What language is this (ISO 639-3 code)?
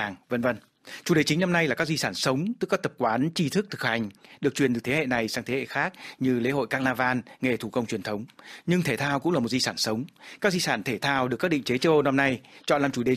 vie